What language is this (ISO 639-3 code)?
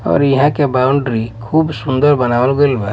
bho